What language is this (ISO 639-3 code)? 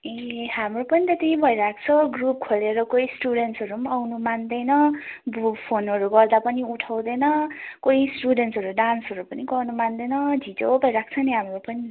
nep